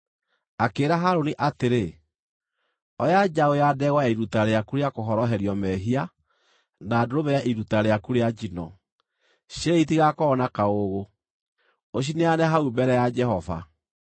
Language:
Kikuyu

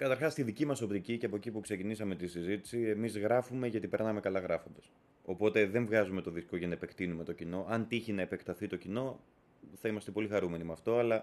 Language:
Greek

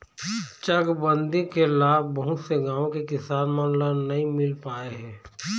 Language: Chhattisgarhi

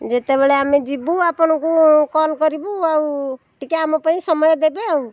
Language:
Odia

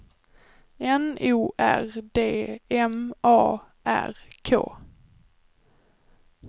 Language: Swedish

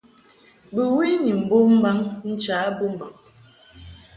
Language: Mungaka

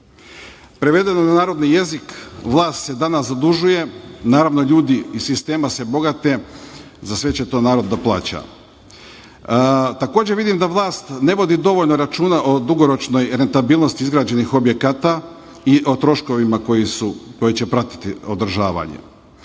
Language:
Serbian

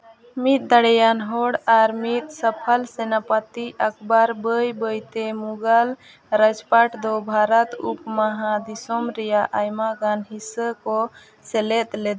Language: Santali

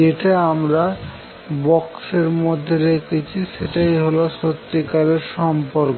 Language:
Bangla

